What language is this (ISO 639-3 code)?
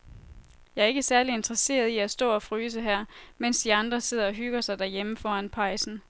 dan